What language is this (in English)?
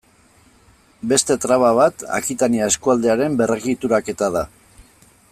Basque